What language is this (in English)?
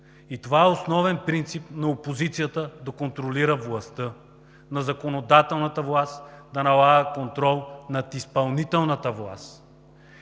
Bulgarian